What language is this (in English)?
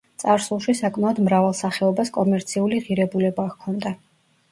Georgian